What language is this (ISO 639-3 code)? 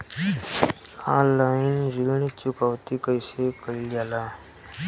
bho